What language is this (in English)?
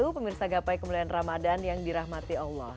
Indonesian